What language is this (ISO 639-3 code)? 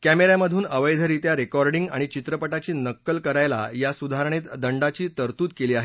mar